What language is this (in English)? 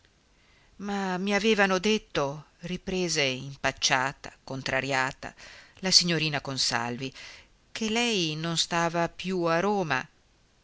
Italian